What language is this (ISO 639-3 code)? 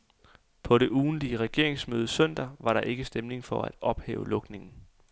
dan